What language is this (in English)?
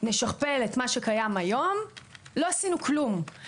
Hebrew